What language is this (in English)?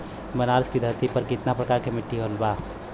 Bhojpuri